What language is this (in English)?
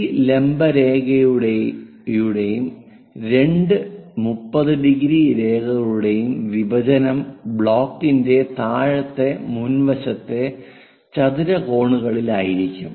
Malayalam